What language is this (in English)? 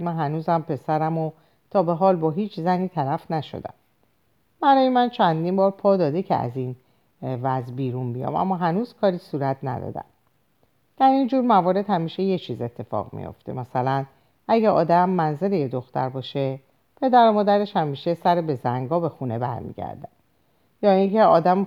Persian